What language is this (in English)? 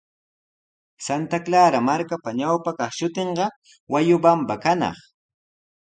Sihuas Ancash Quechua